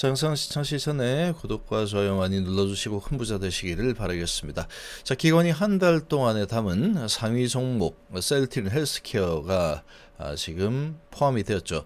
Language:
Korean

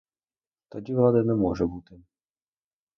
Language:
Ukrainian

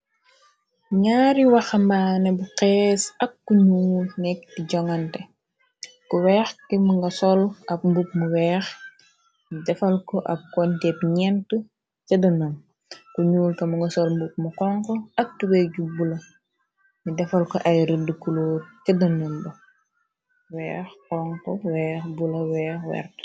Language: Wolof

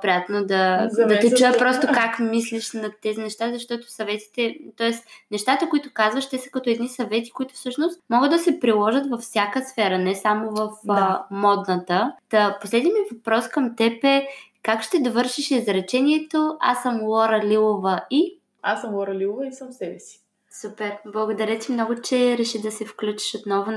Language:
Bulgarian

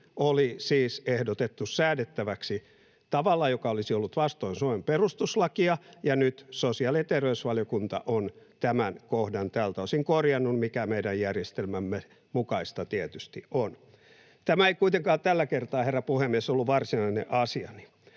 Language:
Finnish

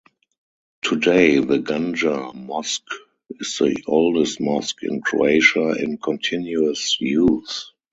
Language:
English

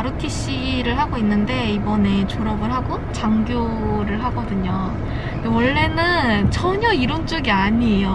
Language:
Korean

